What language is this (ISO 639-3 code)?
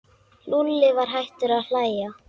isl